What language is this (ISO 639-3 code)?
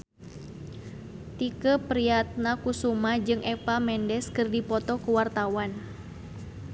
sun